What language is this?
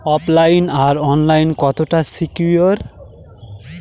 Bangla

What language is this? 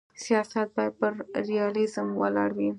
Pashto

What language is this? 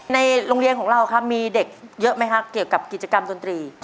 Thai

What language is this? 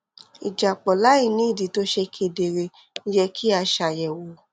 Yoruba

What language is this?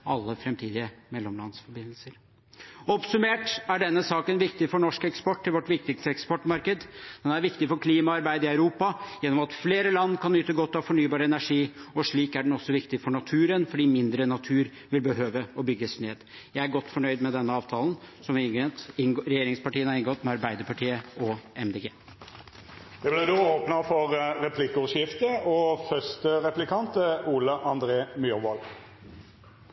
Norwegian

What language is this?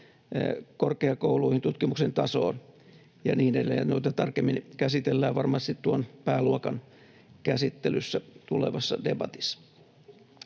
Finnish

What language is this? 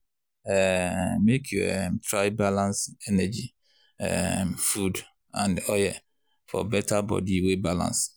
Nigerian Pidgin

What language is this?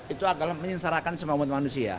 Indonesian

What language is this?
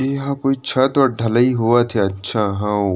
Chhattisgarhi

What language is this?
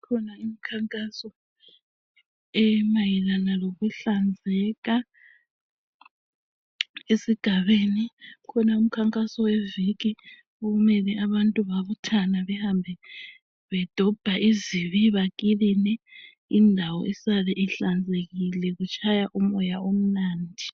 North Ndebele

